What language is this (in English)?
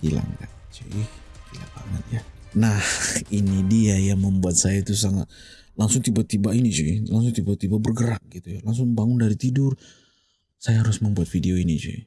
Indonesian